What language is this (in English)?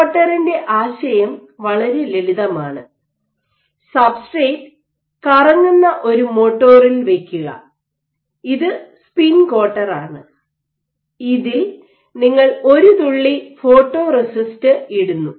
Malayalam